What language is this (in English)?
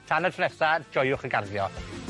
Welsh